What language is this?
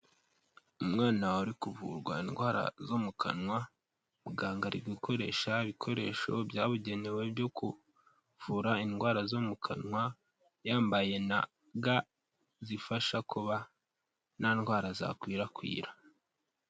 Kinyarwanda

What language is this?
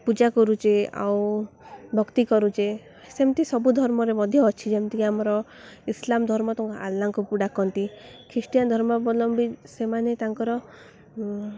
Odia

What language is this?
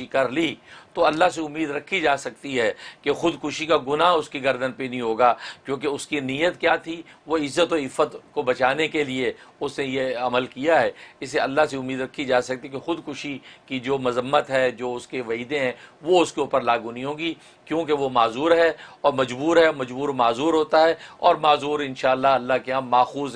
Urdu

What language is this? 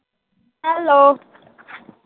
Punjabi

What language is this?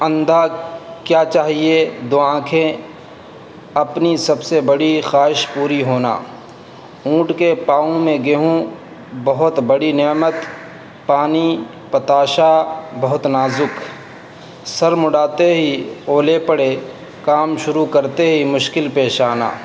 Urdu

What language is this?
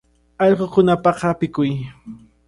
Cajatambo North Lima Quechua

